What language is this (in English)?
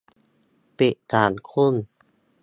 Thai